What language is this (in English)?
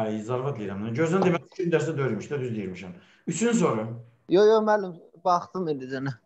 Turkish